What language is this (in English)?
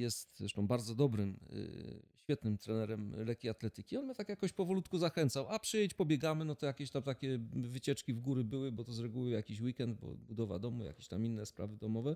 Polish